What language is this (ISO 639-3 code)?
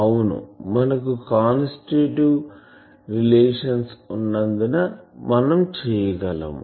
tel